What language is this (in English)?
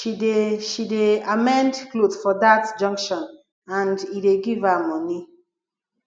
Nigerian Pidgin